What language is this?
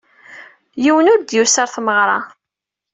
Kabyle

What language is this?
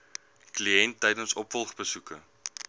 Afrikaans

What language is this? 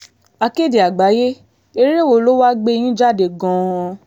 Yoruba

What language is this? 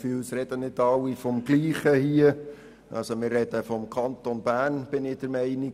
Swiss German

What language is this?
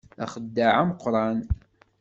Kabyle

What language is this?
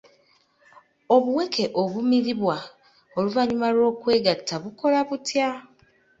Ganda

